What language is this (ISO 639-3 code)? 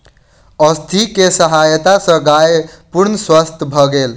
mai